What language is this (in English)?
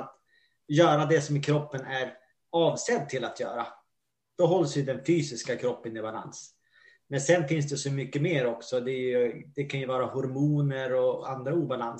Swedish